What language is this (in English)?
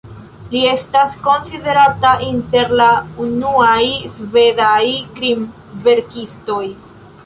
Esperanto